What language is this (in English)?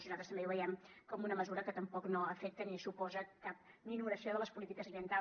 Catalan